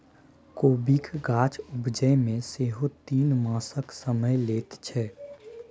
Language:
Maithili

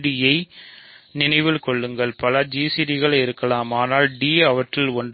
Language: Tamil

